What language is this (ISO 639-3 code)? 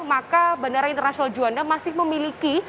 ind